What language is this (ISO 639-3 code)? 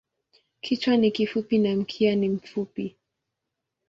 swa